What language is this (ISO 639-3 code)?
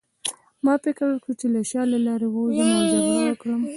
pus